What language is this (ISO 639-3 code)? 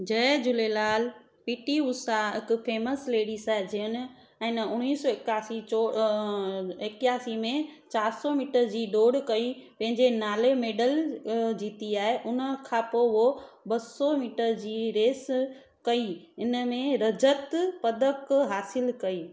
snd